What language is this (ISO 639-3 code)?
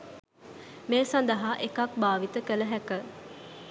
sin